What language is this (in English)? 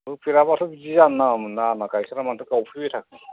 Bodo